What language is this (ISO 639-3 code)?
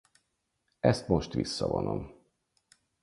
hun